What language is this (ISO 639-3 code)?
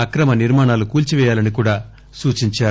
tel